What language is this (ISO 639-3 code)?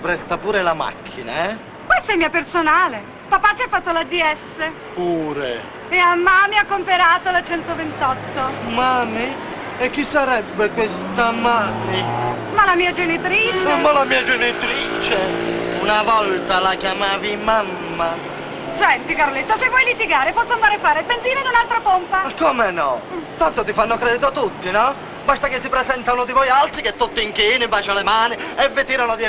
ita